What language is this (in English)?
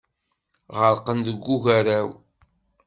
Kabyle